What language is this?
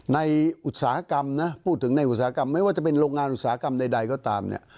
Thai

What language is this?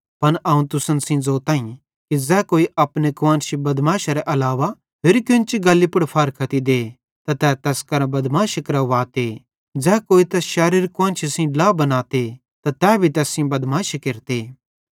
Bhadrawahi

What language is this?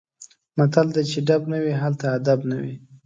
Pashto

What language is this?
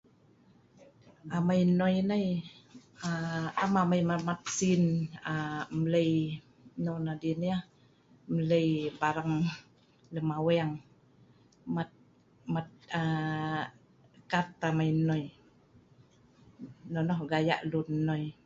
Sa'ban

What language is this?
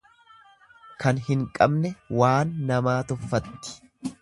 Oromo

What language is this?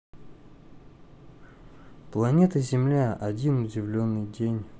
Russian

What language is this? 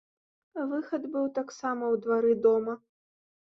Belarusian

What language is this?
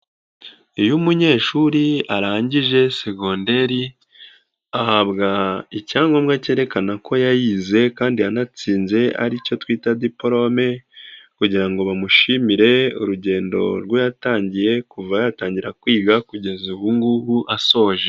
Kinyarwanda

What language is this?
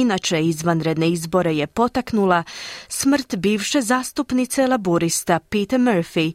Croatian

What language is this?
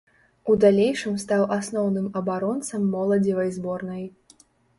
Belarusian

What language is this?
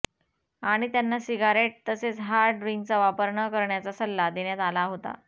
Marathi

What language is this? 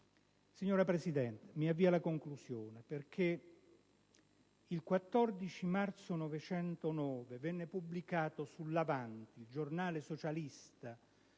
Italian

